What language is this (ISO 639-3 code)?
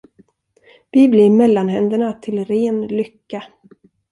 swe